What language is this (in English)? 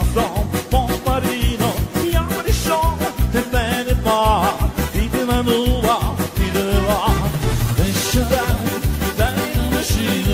Ukrainian